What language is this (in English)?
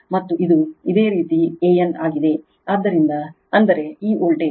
Kannada